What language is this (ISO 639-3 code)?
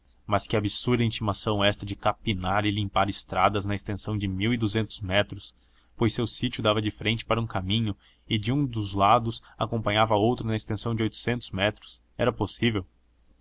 por